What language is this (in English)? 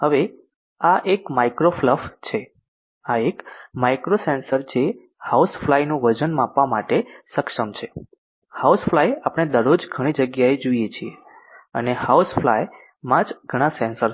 Gujarati